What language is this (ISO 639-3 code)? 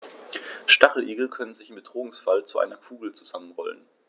deu